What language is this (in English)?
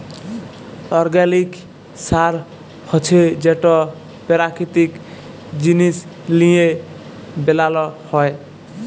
Bangla